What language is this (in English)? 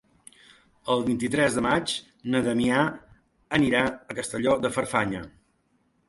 Catalan